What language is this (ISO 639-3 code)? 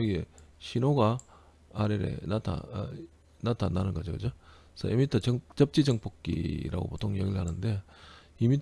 kor